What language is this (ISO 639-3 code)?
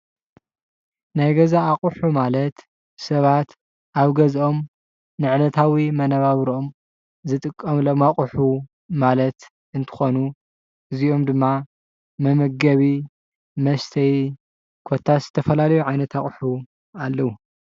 tir